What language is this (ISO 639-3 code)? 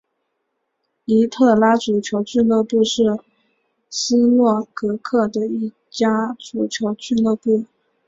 zho